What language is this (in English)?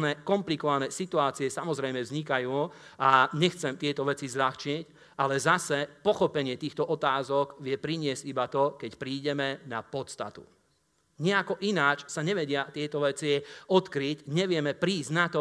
Slovak